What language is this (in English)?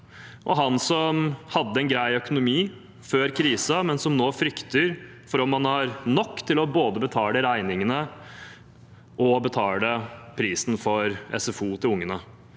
Norwegian